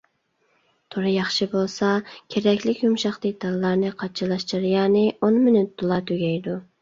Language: Uyghur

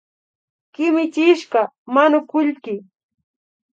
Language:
Imbabura Highland Quichua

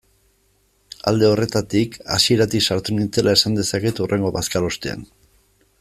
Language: Basque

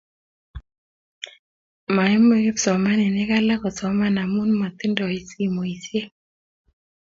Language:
Kalenjin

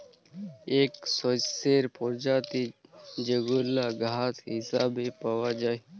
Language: Bangla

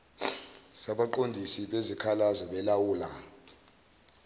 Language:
Zulu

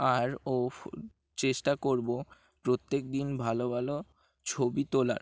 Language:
Bangla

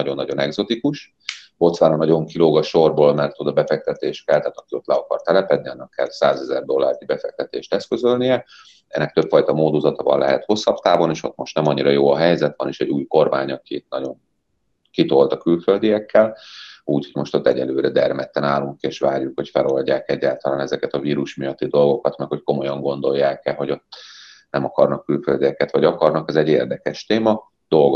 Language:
Hungarian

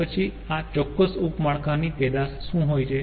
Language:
Gujarati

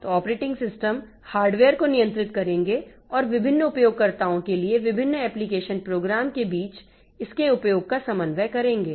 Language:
Hindi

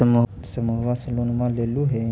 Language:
Magahi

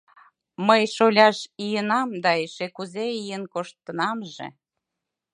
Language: Mari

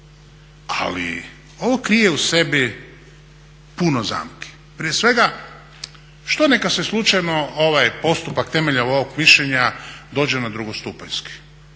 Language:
Croatian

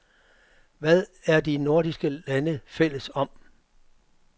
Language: Danish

